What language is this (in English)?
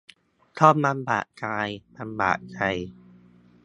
Thai